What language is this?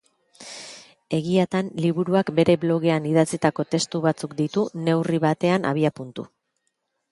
Basque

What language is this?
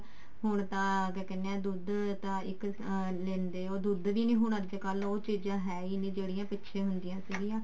Punjabi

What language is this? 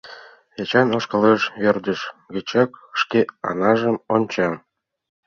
Mari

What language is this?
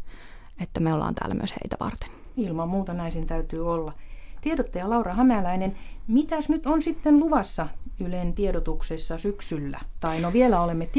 Finnish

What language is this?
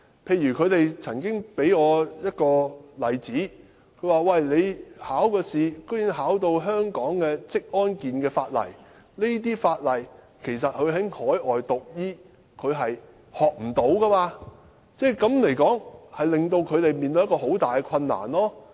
Cantonese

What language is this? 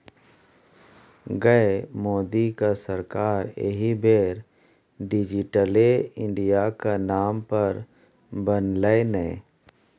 Maithili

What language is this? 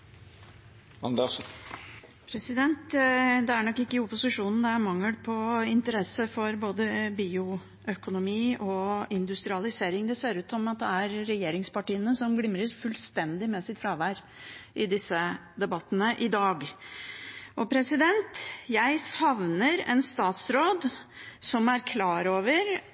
Norwegian Bokmål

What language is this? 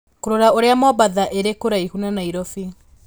Kikuyu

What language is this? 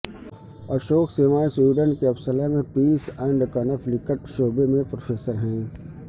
Urdu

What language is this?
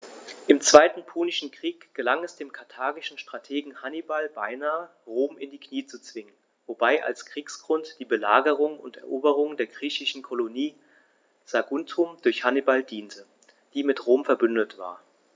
German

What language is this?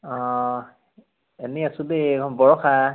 Assamese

